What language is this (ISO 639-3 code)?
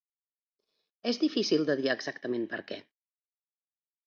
cat